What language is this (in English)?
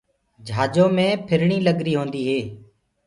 Gurgula